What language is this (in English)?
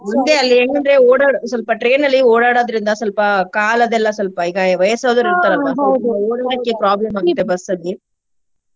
Kannada